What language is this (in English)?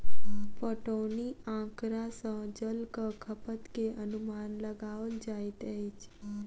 Maithili